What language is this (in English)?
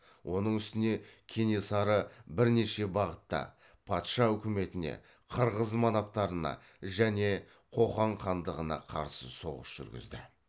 Kazakh